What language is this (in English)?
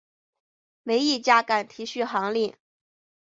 Chinese